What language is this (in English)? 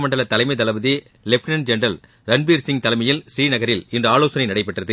Tamil